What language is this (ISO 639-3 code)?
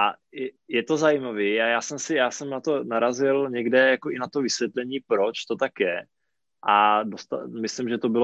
ces